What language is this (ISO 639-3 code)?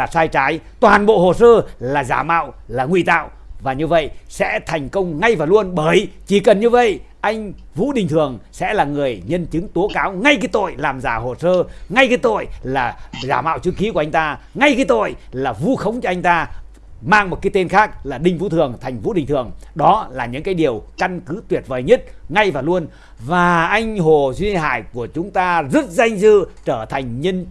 vie